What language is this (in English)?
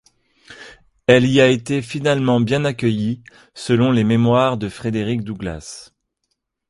French